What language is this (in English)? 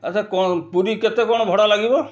Odia